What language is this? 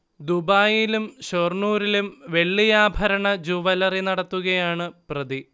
Malayalam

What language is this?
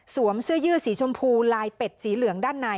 Thai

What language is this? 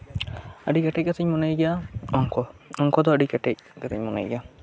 Santali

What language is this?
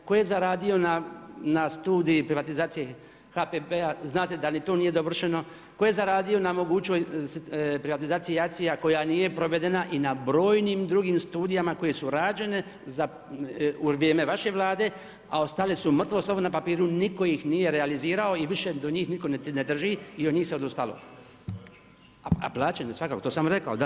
Croatian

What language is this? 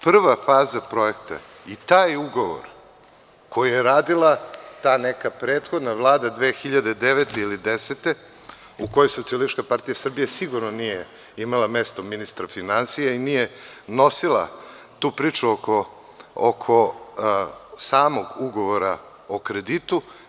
Serbian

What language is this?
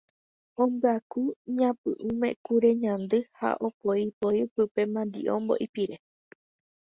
Guarani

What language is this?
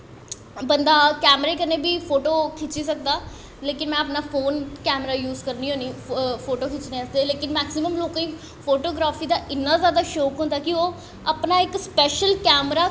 Dogri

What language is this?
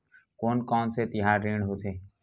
Chhattisgarhi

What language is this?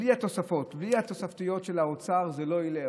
Hebrew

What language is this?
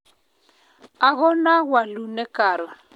Kalenjin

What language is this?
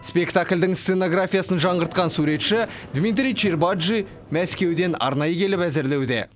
Kazakh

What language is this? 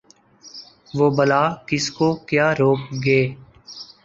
Urdu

